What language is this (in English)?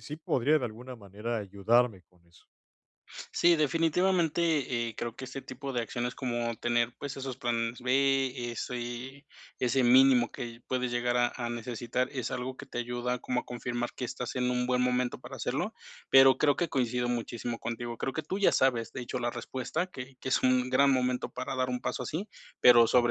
Spanish